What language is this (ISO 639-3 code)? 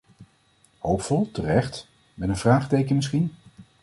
nld